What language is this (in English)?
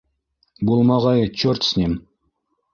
Bashkir